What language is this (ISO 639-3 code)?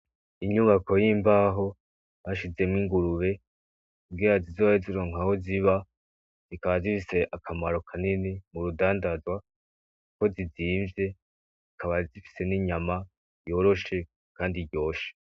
run